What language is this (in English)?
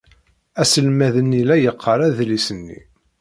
Kabyle